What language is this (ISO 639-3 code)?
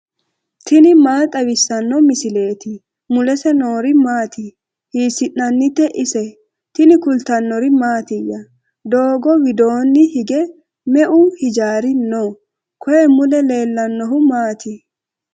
sid